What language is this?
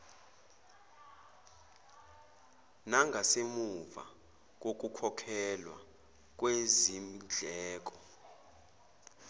Zulu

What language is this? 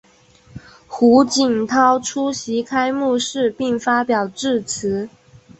Chinese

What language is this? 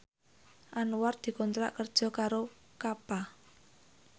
Javanese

